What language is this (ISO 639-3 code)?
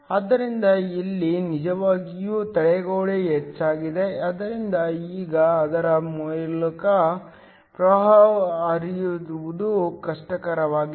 kan